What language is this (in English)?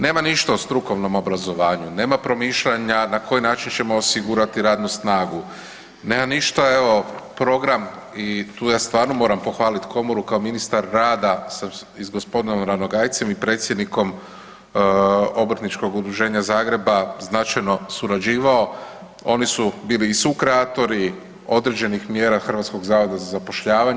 Croatian